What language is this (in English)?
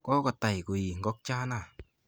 Kalenjin